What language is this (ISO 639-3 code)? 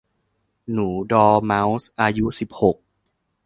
tha